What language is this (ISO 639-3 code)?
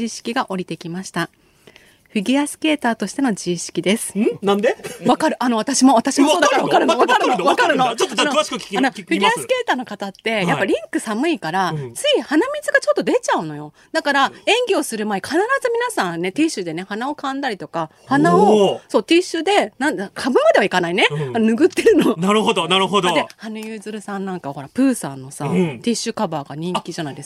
jpn